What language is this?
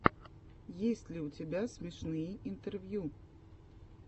Russian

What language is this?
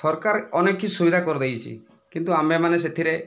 Odia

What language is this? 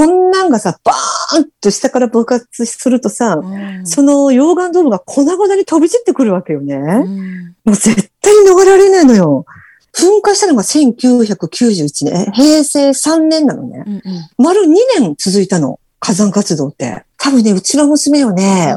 Japanese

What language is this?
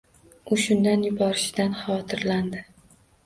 Uzbek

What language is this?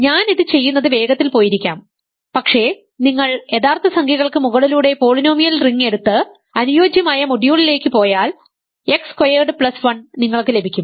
Malayalam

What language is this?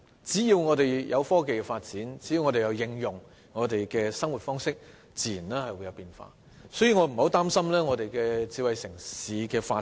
Cantonese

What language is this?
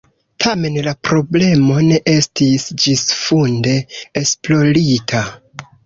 Esperanto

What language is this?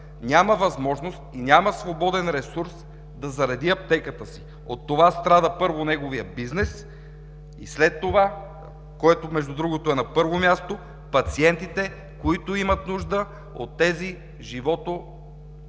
Bulgarian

